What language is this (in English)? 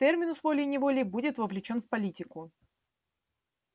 Russian